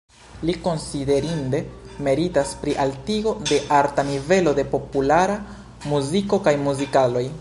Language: Esperanto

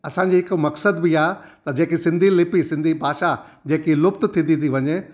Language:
Sindhi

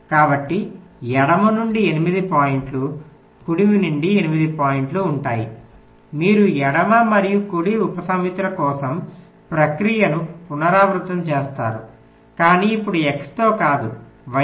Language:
Telugu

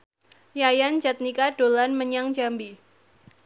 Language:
Javanese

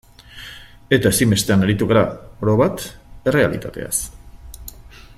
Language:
Basque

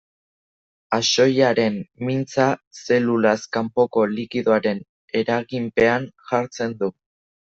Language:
Basque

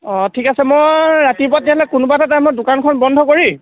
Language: Assamese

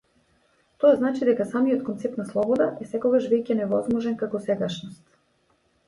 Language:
Macedonian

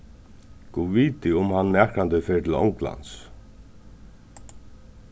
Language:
Faroese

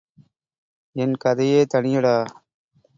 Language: Tamil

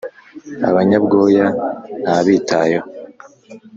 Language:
Kinyarwanda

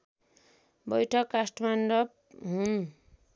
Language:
Nepali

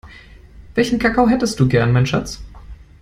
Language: German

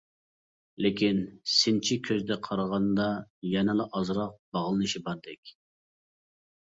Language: Uyghur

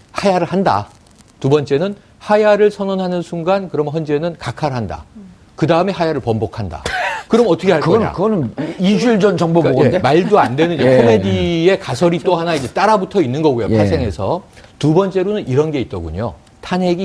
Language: Korean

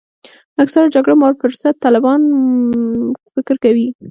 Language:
Pashto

